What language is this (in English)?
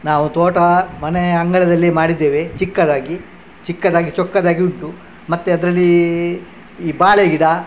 Kannada